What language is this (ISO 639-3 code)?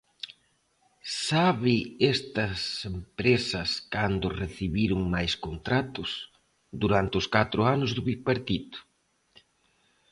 glg